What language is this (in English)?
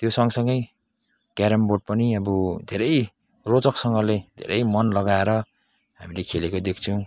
Nepali